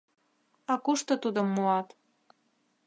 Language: Mari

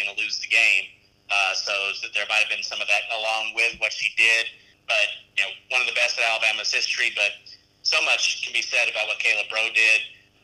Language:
English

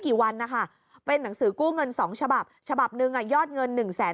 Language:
Thai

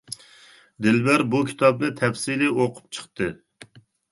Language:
Uyghur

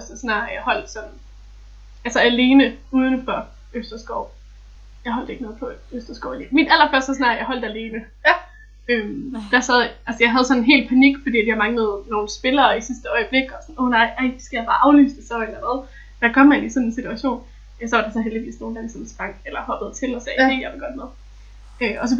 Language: Danish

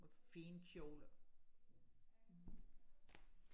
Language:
Danish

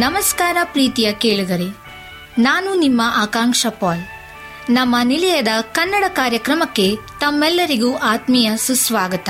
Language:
Kannada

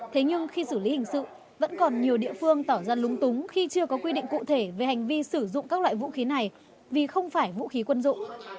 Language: Vietnamese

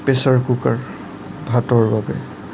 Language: Assamese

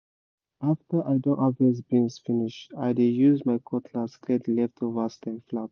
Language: Nigerian Pidgin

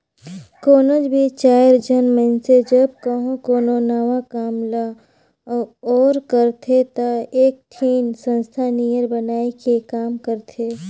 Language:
Chhattisgarhi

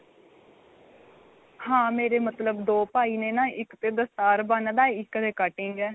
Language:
Punjabi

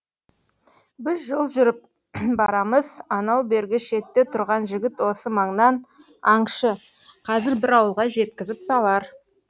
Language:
Kazakh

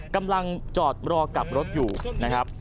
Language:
Thai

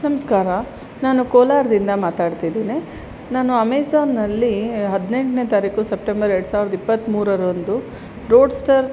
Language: Kannada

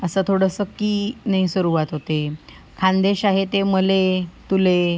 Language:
Marathi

